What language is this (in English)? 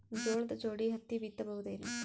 Kannada